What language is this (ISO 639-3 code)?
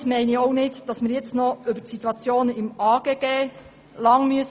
gsw